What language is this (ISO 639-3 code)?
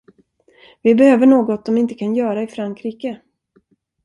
swe